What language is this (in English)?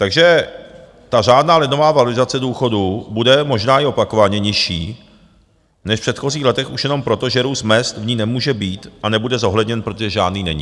Czech